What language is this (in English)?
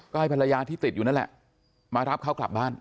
Thai